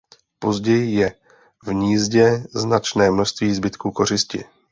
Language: Czech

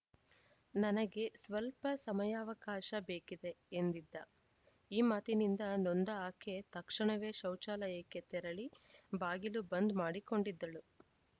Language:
Kannada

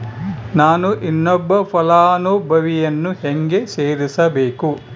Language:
Kannada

